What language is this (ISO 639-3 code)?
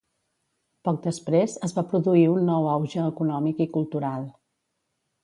cat